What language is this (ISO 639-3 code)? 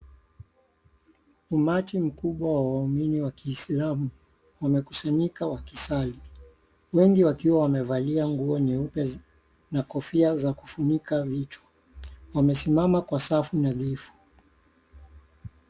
swa